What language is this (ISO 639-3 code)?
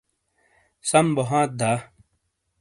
scl